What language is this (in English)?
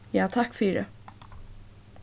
Faroese